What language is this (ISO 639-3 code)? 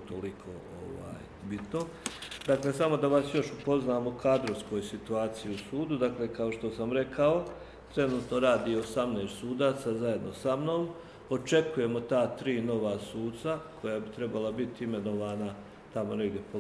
hrv